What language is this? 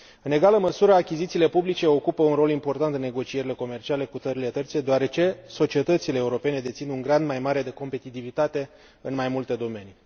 Romanian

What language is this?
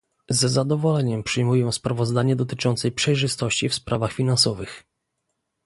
Polish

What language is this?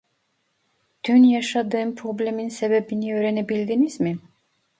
Turkish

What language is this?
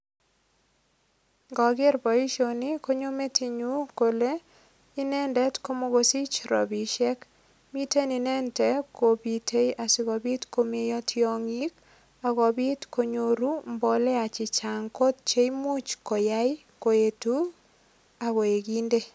Kalenjin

